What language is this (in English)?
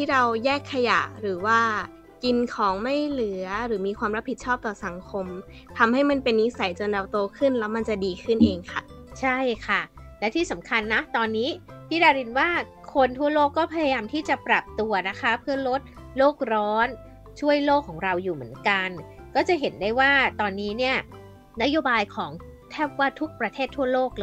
Thai